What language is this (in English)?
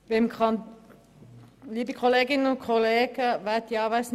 Swiss German